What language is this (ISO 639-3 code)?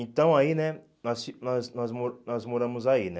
por